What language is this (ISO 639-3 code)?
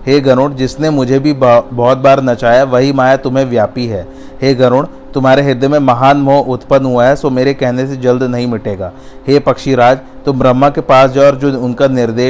hin